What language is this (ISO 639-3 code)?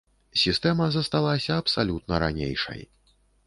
bel